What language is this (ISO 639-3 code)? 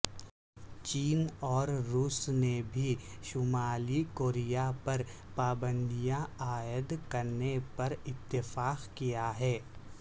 urd